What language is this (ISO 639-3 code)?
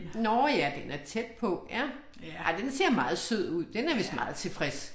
dan